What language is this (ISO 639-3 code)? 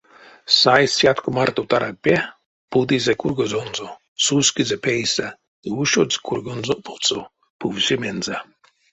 myv